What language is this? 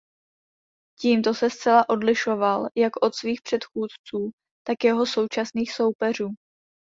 Czech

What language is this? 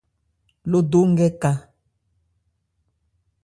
Ebrié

